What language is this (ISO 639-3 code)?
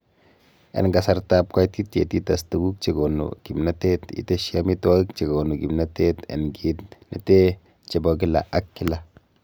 kln